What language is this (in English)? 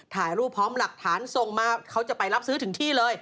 Thai